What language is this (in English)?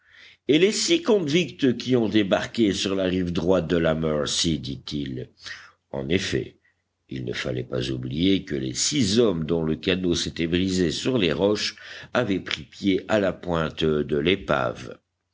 French